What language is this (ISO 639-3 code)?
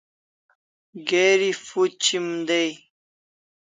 kls